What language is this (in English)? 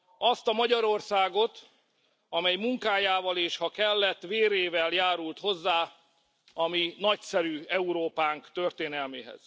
Hungarian